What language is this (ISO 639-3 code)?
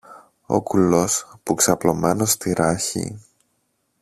ell